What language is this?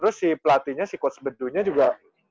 Indonesian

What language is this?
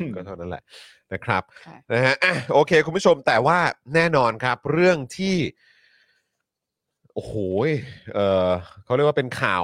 Thai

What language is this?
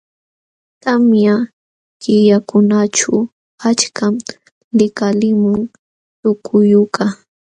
Jauja Wanca Quechua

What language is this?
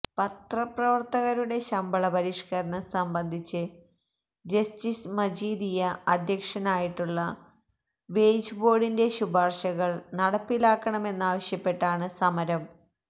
Malayalam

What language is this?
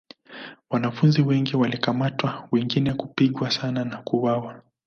Swahili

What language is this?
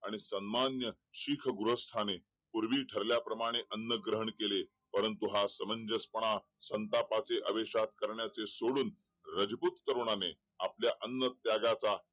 Marathi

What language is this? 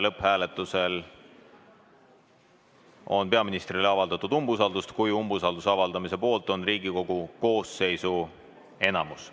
Estonian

